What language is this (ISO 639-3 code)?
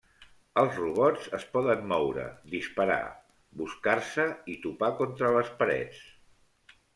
cat